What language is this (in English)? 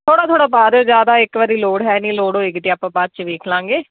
Punjabi